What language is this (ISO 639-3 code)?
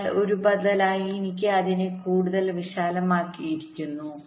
mal